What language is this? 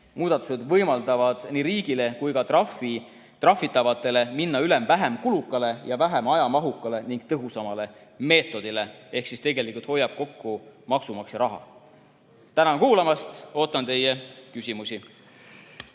Estonian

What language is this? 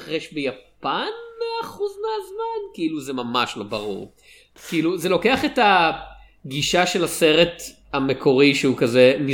Hebrew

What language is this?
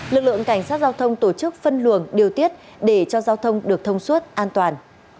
Vietnamese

